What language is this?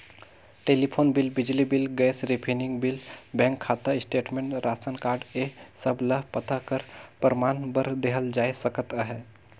Chhattisgarhi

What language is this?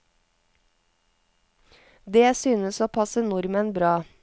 Norwegian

